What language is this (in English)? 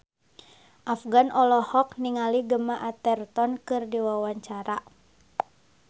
Sundanese